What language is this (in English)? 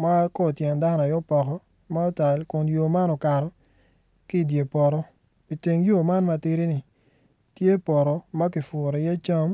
Acoli